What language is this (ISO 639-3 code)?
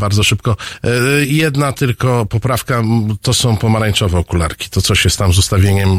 pol